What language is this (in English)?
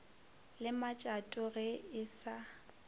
Northern Sotho